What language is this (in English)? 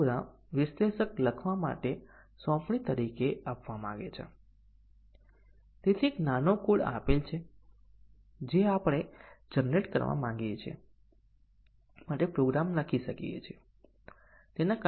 Gujarati